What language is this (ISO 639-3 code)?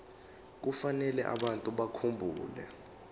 zul